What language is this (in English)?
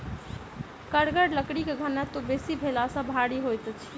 Maithili